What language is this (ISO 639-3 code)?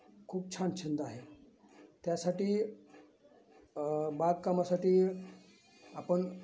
mar